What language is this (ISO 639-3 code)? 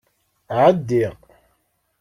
kab